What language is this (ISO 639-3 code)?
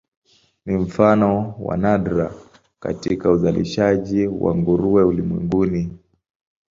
swa